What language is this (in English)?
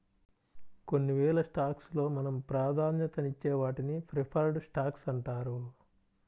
Telugu